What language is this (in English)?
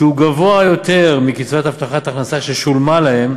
Hebrew